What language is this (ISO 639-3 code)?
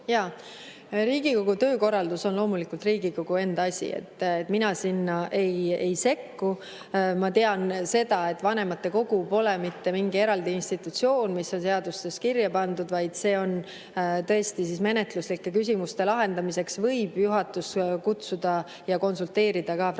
est